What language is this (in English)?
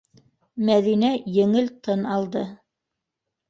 Bashkir